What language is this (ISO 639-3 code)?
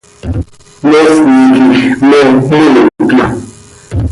sei